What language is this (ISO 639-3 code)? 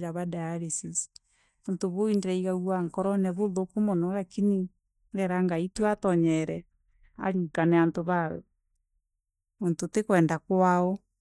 mer